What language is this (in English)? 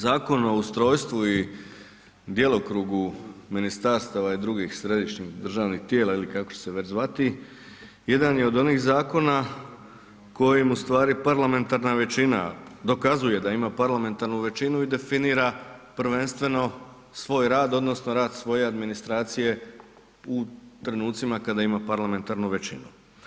Croatian